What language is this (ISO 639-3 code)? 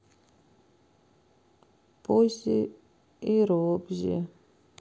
rus